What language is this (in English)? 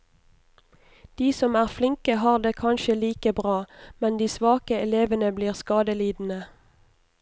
Norwegian